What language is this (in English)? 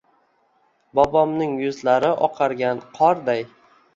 Uzbek